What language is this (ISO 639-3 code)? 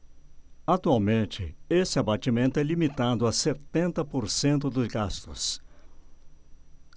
por